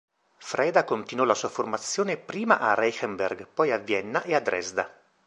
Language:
Italian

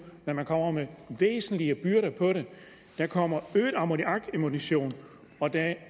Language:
Danish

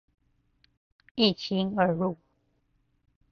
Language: Chinese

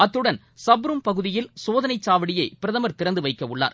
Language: Tamil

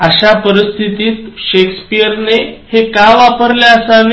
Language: Marathi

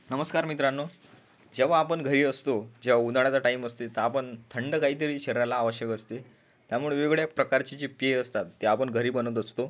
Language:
Marathi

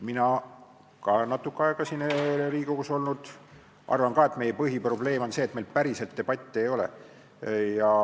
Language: Estonian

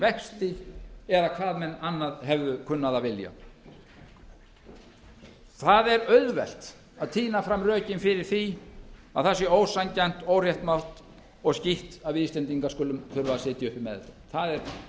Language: Icelandic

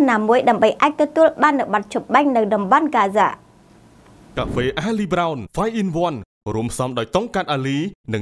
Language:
Vietnamese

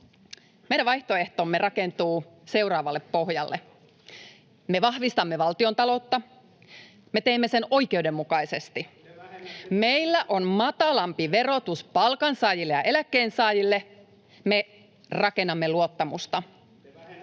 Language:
Finnish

